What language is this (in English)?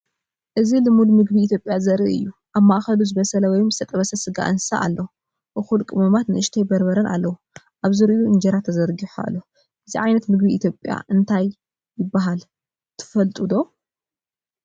Tigrinya